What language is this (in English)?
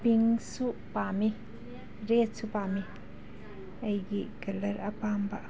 Manipuri